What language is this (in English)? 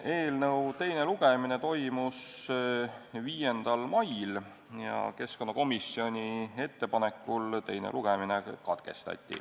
Estonian